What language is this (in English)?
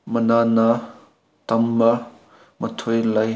Manipuri